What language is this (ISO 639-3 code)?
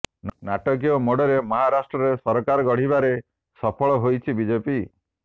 ori